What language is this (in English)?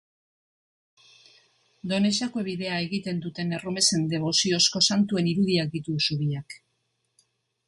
Basque